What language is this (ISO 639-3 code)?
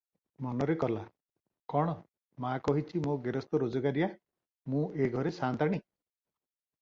ori